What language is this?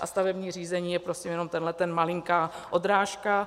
Czech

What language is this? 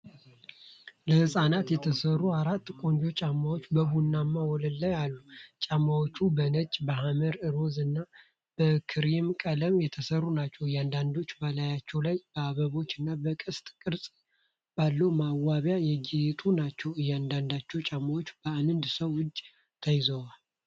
Amharic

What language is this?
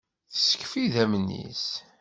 Kabyle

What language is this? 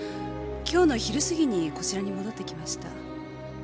Japanese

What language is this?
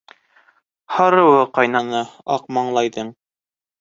Bashkir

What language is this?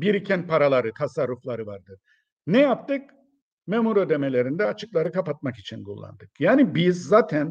Turkish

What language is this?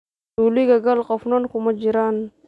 Somali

